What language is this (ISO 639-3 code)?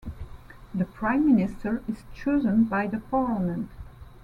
eng